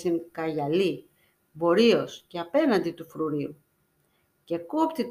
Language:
Greek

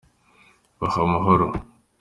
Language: Kinyarwanda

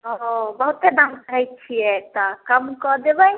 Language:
Maithili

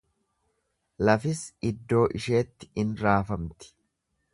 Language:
Oromo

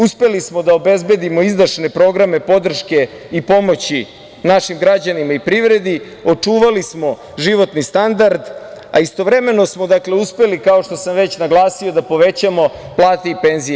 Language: Serbian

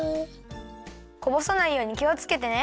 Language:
Japanese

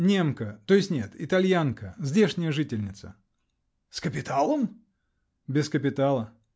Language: Russian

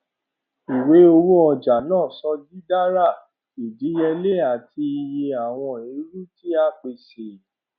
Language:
Yoruba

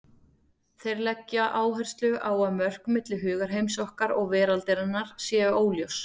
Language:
Icelandic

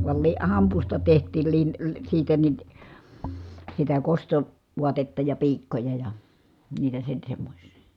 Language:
Finnish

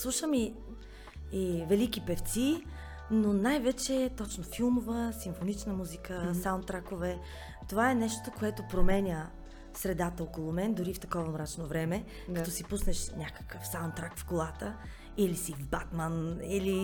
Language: Bulgarian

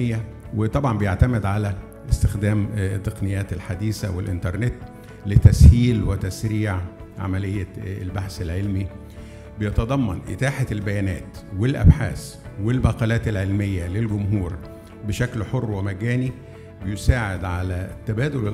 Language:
Arabic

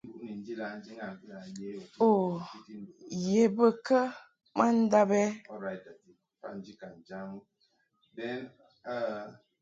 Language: Mungaka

